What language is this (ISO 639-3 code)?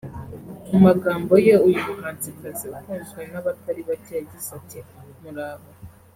kin